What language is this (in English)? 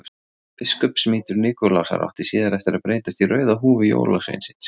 Icelandic